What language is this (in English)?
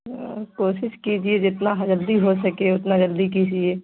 Urdu